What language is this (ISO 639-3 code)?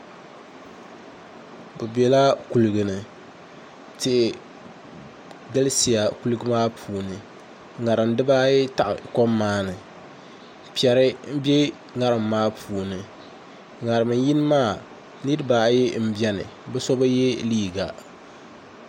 dag